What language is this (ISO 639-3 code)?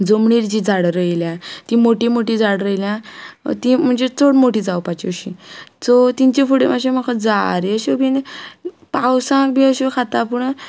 kok